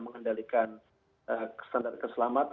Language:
Indonesian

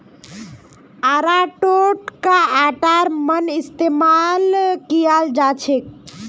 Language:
Magahi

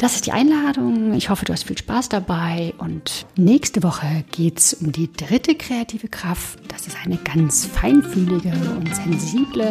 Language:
German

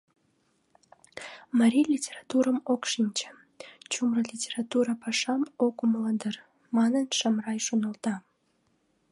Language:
Mari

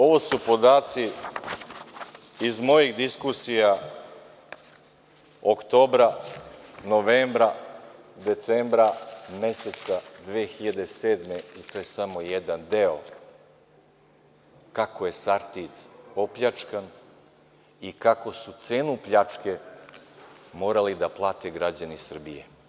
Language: Serbian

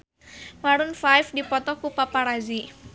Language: Sundanese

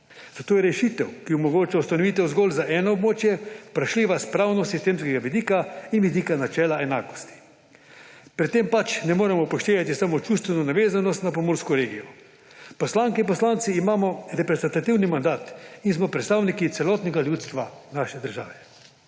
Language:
Slovenian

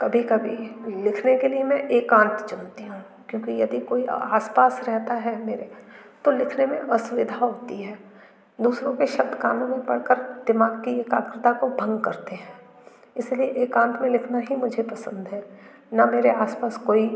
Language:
Hindi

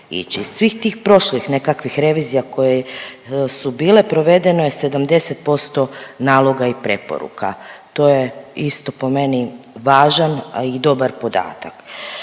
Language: Croatian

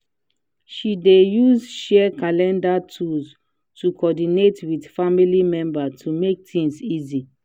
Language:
Nigerian Pidgin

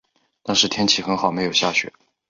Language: Chinese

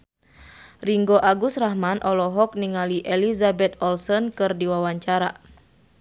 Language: Sundanese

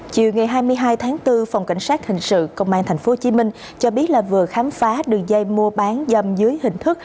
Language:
Vietnamese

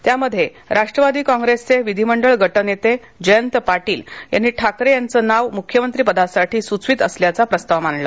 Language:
Marathi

